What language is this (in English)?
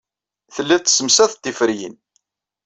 Kabyle